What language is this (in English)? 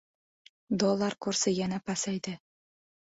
Uzbek